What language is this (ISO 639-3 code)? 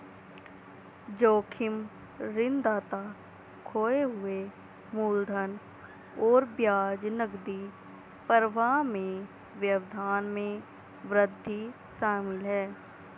hin